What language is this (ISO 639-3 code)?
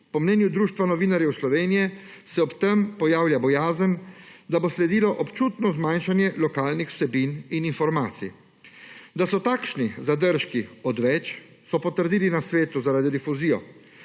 slv